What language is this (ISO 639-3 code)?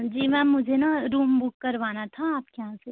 hin